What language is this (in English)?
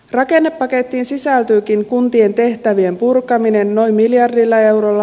Finnish